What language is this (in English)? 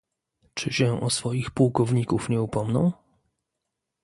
Polish